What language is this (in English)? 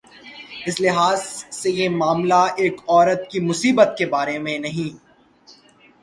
Urdu